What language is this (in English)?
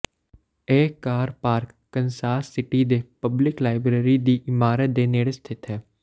Punjabi